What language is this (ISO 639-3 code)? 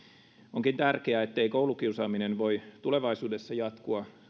fin